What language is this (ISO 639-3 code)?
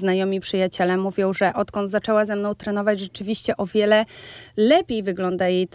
pol